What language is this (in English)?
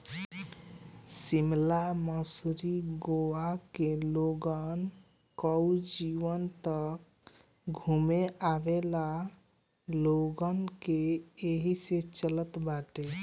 Bhojpuri